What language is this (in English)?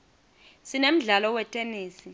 Swati